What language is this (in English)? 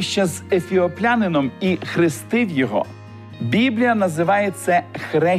Ukrainian